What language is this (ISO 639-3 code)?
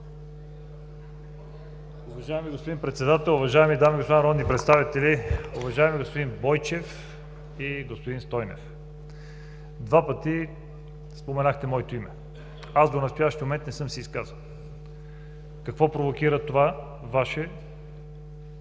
bul